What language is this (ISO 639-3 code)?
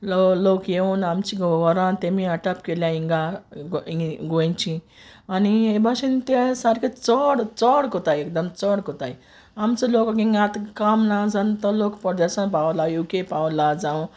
kok